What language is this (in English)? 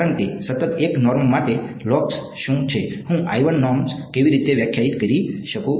Gujarati